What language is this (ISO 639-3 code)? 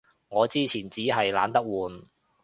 yue